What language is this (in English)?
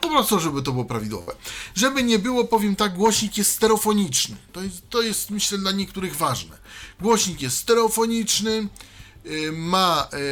Polish